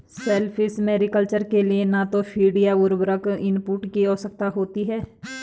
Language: Hindi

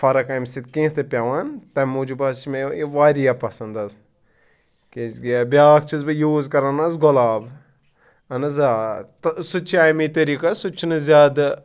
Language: Kashmiri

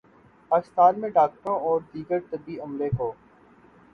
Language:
Urdu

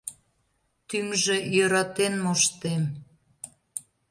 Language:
Mari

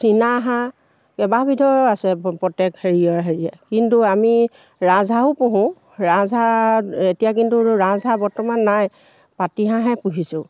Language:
Assamese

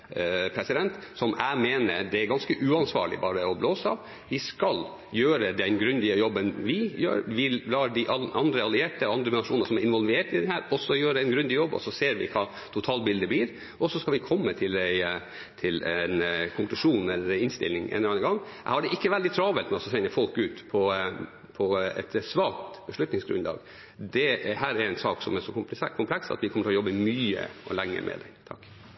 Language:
Norwegian Bokmål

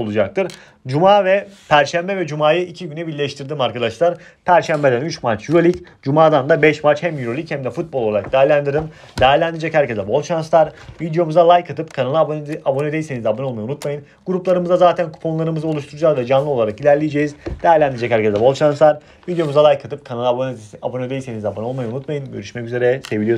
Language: Turkish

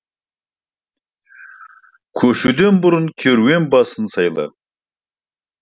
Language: Kazakh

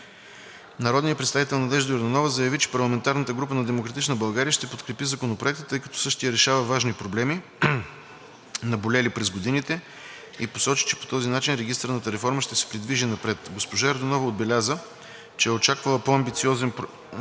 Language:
Bulgarian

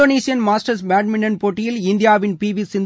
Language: Tamil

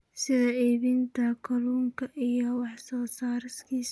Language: Somali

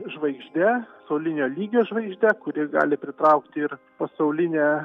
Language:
Lithuanian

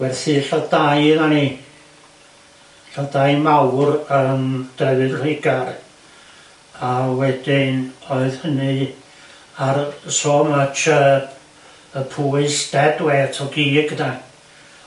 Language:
Welsh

